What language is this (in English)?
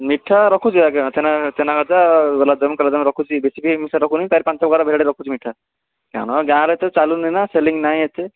Odia